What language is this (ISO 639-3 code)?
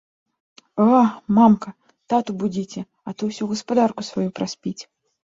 bel